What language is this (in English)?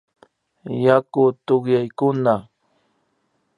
Imbabura Highland Quichua